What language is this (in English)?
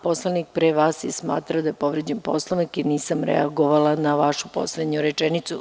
Serbian